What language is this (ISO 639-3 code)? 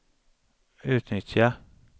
swe